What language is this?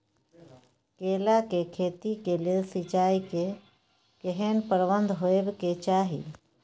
Maithili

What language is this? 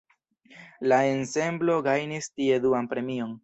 Esperanto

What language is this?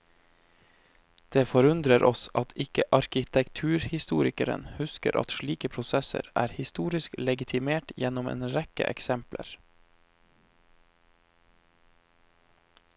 Norwegian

